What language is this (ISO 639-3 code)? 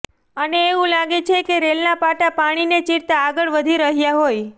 guj